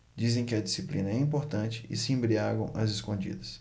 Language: Portuguese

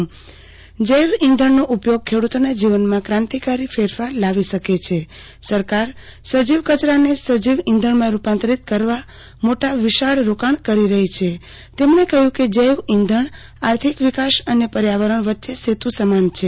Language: Gujarati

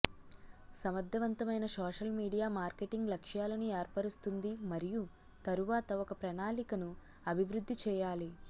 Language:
Telugu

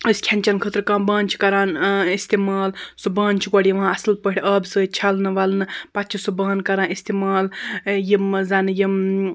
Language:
Kashmiri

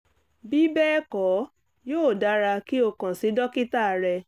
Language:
Yoruba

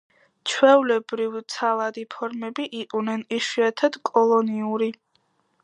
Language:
Georgian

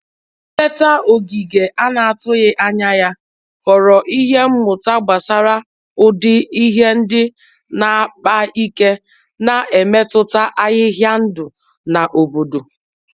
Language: Igbo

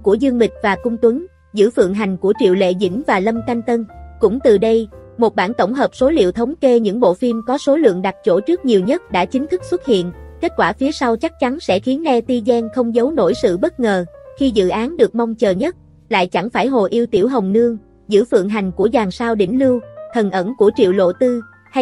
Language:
Vietnamese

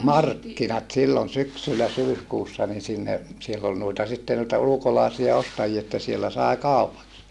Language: Finnish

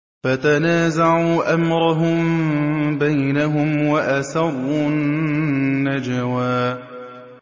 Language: Arabic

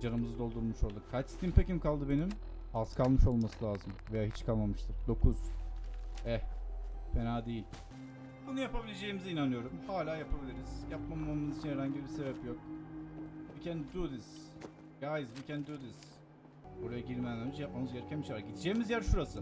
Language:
Turkish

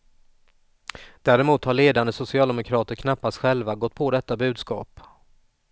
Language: Swedish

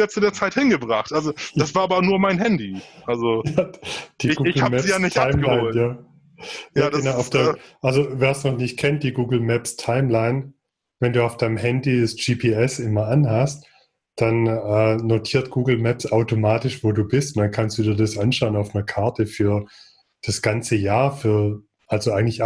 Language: German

